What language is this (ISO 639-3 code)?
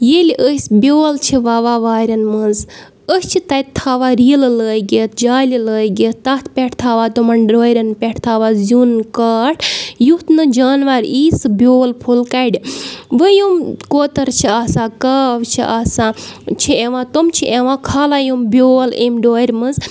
kas